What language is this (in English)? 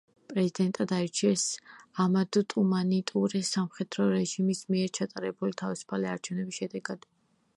Georgian